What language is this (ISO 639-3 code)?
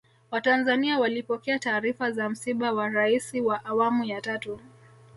swa